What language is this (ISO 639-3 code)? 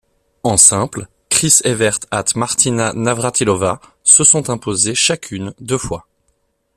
fra